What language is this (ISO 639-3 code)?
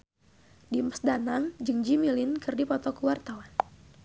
sun